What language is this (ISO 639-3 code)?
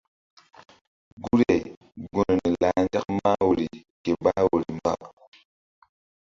mdd